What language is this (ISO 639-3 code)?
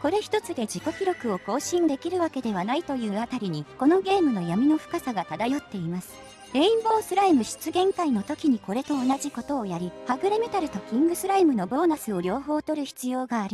jpn